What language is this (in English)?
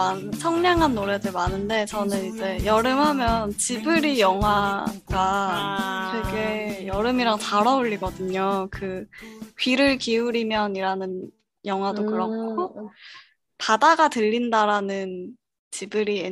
Korean